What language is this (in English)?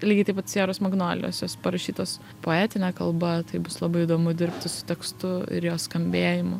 Lithuanian